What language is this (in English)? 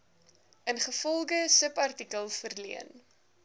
Afrikaans